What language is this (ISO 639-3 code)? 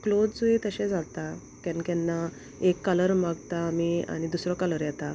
kok